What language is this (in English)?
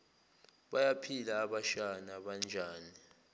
Zulu